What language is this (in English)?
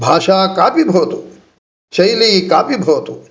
Sanskrit